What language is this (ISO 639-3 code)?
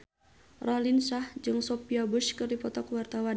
sun